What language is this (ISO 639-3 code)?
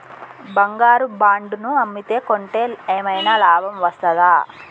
tel